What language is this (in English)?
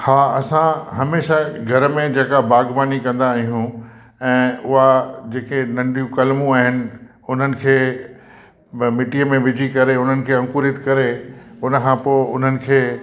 Sindhi